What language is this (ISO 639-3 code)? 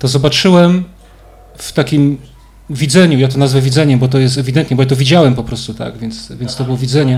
pol